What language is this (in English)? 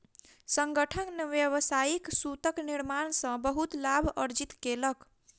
Maithili